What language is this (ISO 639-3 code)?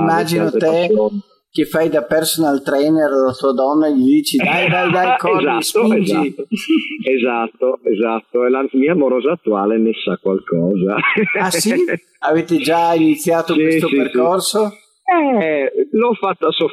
ita